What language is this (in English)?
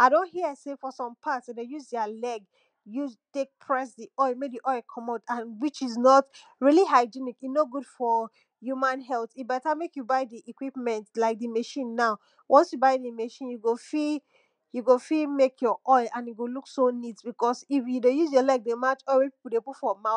Nigerian Pidgin